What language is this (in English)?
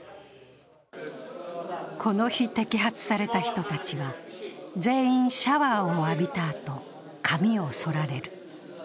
Japanese